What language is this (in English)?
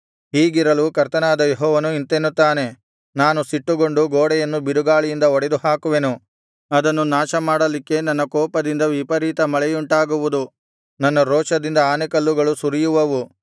Kannada